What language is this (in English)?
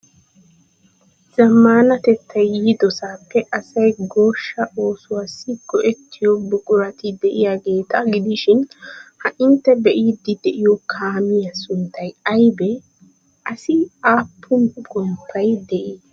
Wolaytta